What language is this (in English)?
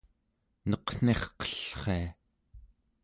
Central Yupik